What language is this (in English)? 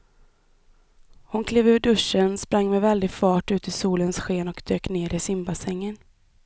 Swedish